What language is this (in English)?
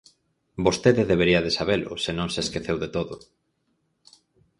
Galician